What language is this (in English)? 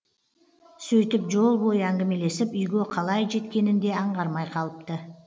Kazakh